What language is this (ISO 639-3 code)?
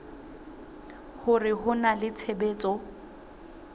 sot